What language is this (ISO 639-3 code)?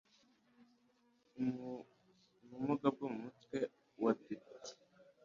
kin